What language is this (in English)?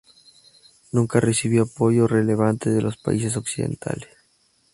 Spanish